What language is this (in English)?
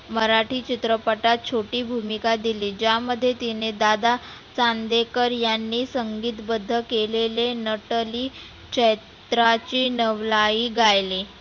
Marathi